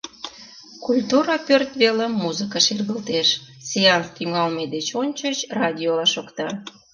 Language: Mari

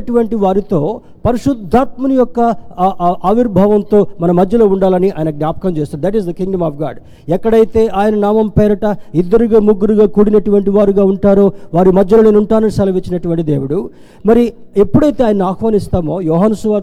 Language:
Telugu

